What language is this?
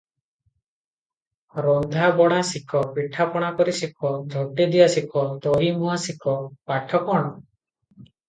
Odia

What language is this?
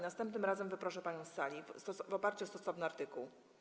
Polish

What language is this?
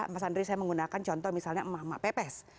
Indonesian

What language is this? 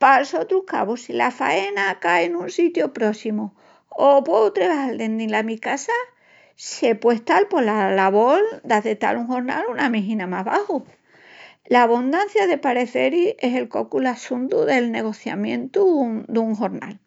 Extremaduran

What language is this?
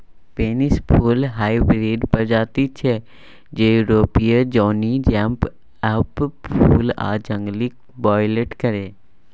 Maithili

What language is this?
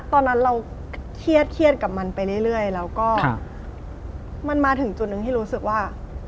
Thai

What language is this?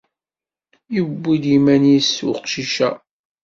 Kabyle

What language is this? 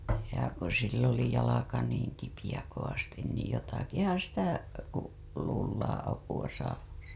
Finnish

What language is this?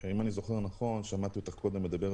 Hebrew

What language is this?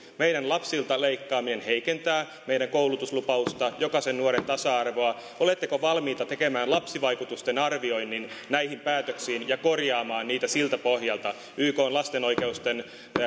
Finnish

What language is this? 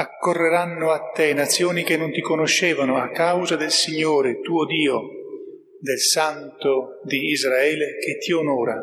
Italian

